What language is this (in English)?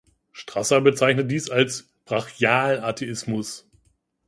German